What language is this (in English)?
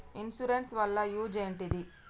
Telugu